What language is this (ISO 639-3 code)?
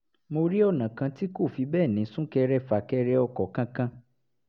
yor